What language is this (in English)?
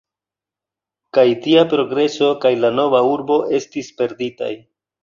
Esperanto